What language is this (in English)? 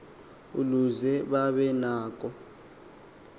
Xhosa